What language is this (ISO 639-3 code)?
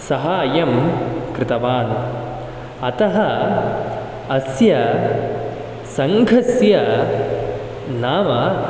san